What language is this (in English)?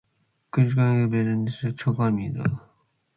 Matsés